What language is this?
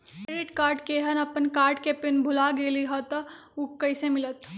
Magahi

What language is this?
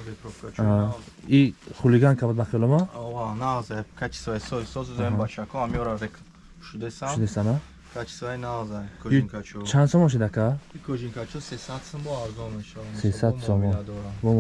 Turkish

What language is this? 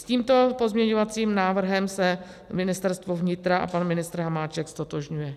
Czech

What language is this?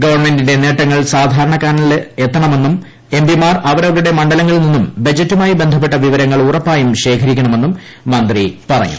Malayalam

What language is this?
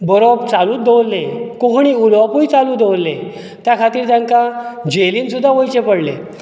Konkani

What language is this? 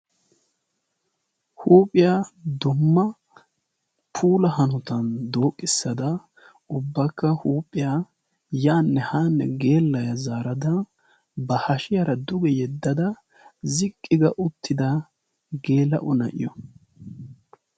Wolaytta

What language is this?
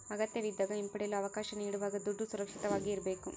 Kannada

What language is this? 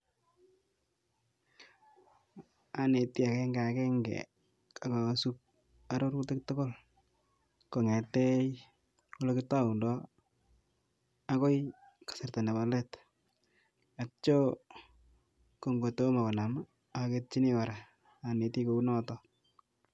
Kalenjin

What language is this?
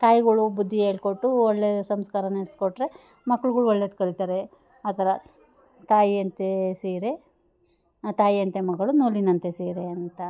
Kannada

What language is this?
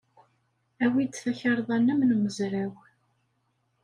Kabyle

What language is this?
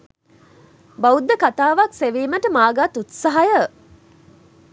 Sinhala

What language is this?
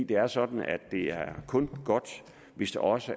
Danish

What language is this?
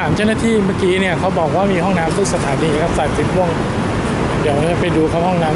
Thai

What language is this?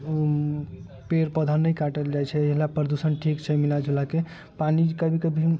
Maithili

